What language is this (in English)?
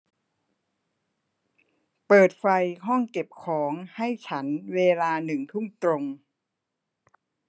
Thai